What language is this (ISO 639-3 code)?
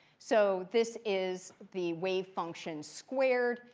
eng